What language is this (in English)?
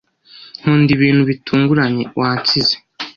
Kinyarwanda